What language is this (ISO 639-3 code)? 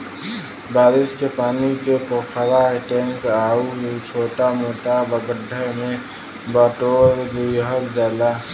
bho